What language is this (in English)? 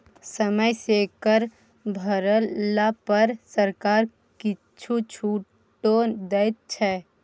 Maithili